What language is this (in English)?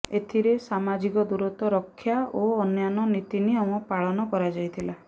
Odia